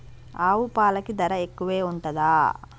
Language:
Telugu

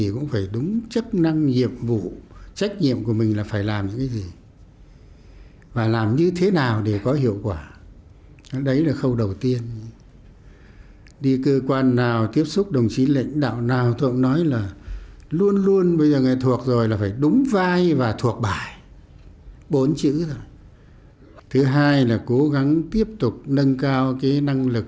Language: Vietnamese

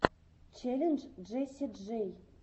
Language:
Russian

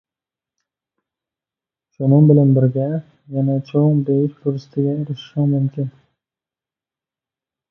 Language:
Uyghur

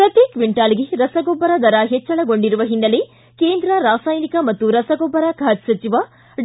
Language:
Kannada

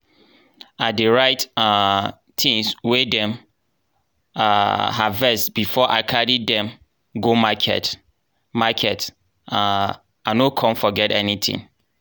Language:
Nigerian Pidgin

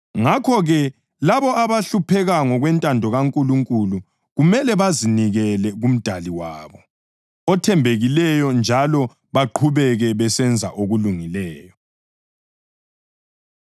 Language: North Ndebele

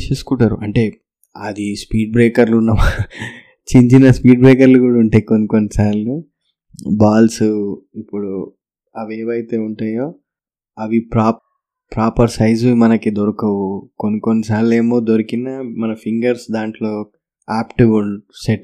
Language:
Telugu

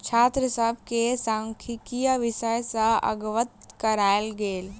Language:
Maithili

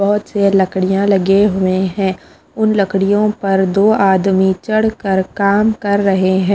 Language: Hindi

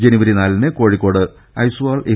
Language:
Malayalam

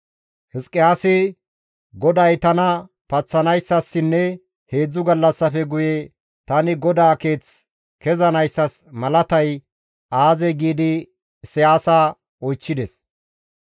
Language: Gamo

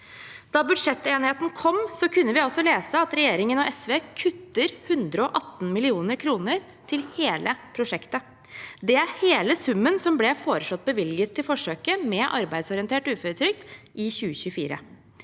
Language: Norwegian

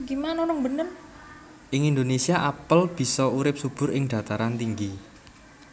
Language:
Javanese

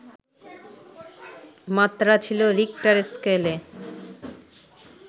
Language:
Bangla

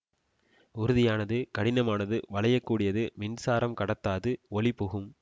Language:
Tamil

